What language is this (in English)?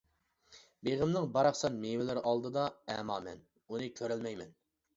Uyghur